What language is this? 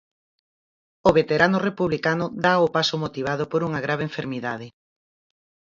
Galician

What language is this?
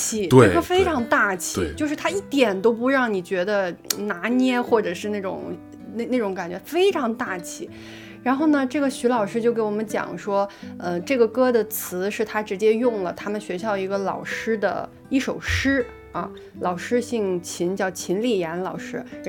Chinese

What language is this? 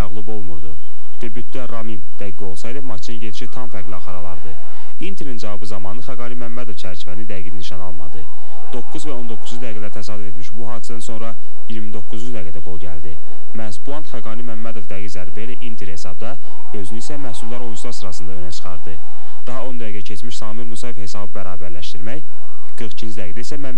Turkish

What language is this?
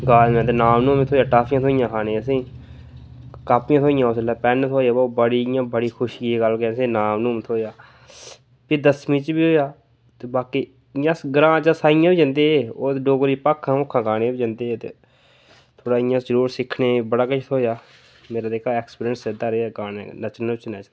Dogri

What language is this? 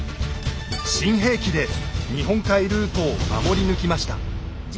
Japanese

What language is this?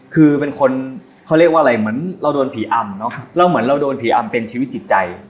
Thai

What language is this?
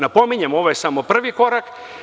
Serbian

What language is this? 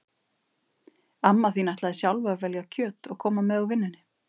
Icelandic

